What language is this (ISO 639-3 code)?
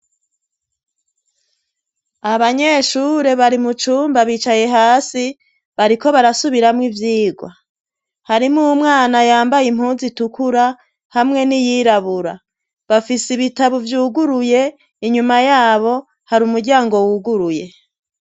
run